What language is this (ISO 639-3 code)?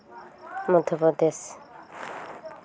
sat